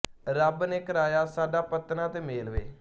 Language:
Punjabi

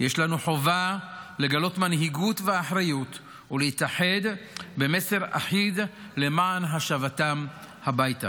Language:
Hebrew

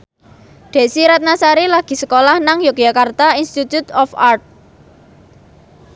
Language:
Javanese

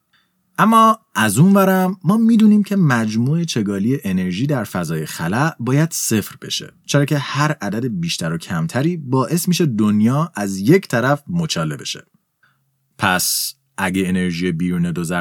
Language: Persian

